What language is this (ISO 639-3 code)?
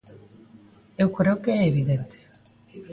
glg